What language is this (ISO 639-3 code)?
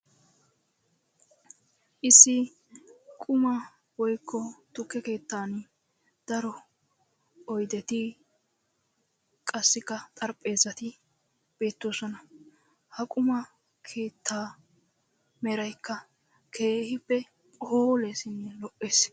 wal